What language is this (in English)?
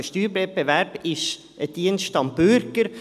Swiss German